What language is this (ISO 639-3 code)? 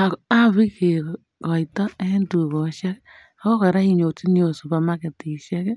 kln